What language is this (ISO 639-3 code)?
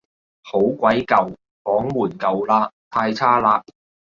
yue